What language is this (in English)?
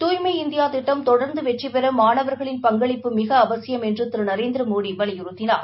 Tamil